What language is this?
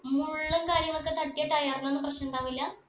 Malayalam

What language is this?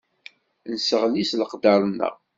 Kabyle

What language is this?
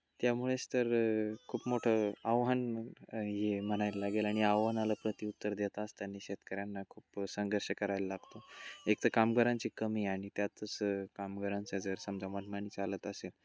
Marathi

